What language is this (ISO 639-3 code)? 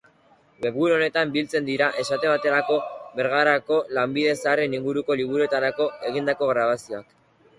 eus